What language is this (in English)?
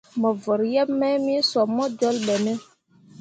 Mundang